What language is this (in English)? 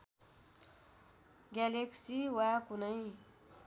Nepali